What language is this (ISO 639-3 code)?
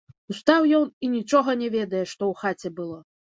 bel